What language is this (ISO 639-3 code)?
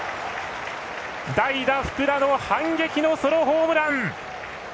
jpn